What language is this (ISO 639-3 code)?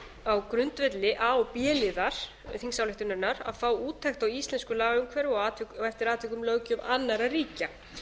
isl